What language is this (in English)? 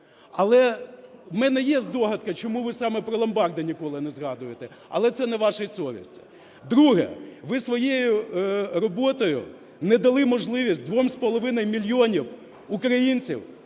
Ukrainian